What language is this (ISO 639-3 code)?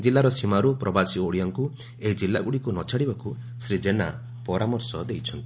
ori